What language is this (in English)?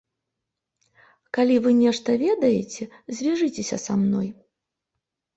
Belarusian